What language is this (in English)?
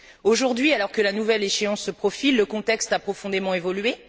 French